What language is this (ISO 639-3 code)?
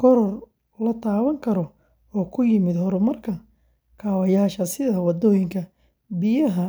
som